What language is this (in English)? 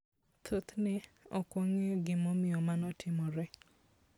Luo (Kenya and Tanzania)